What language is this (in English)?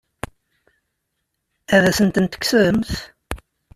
Kabyle